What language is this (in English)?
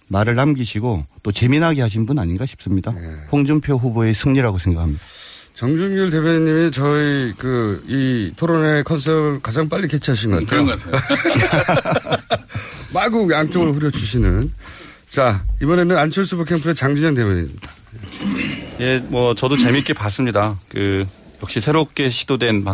Korean